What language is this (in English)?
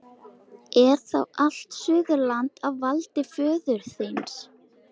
Icelandic